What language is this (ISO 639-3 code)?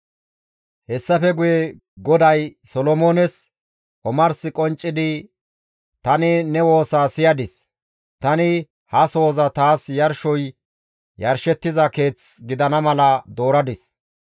gmv